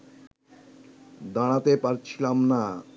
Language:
Bangla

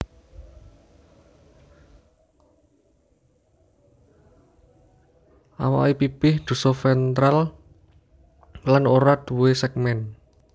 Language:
Javanese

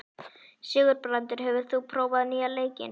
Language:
Icelandic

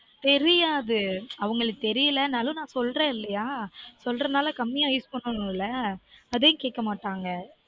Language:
Tamil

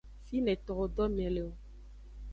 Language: Aja (Benin)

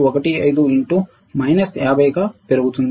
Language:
Telugu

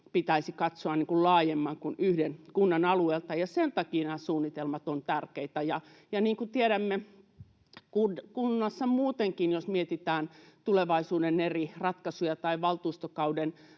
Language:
Finnish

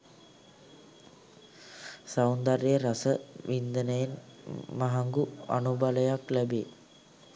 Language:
Sinhala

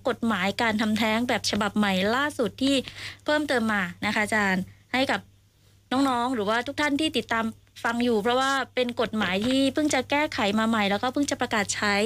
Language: Thai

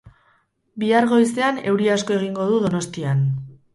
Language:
Basque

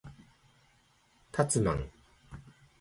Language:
Japanese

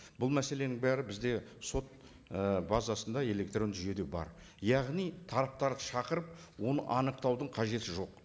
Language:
Kazakh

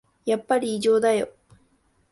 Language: Japanese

